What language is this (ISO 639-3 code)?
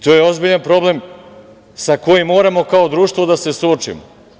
srp